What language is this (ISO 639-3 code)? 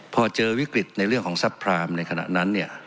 tha